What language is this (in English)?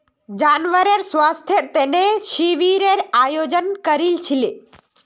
Magahi